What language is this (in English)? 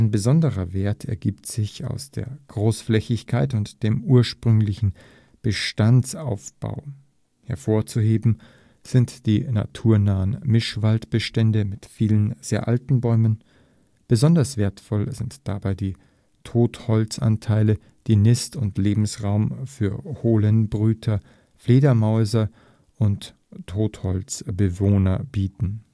German